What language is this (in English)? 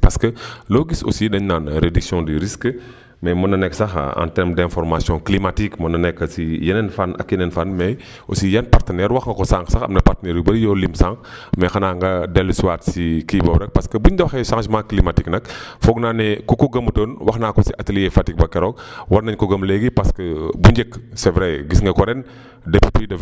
Wolof